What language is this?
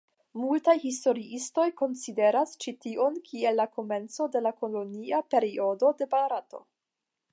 Esperanto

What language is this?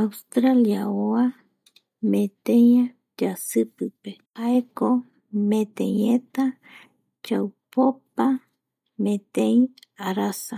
Eastern Bolivian Guaraní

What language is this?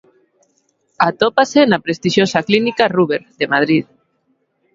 Galician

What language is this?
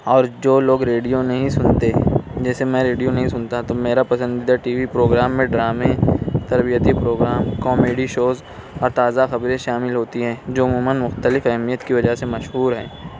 Urdu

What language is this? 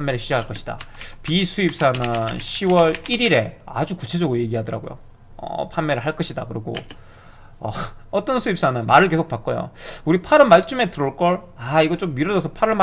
Korean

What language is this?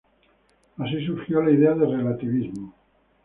Spanish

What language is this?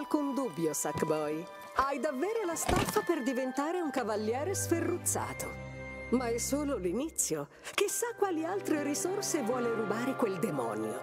Italian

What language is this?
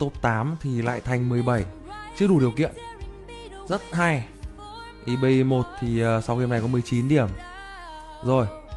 Vietnamese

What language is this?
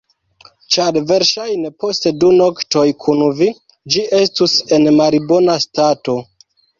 Esperanto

